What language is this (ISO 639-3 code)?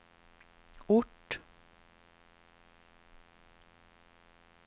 swe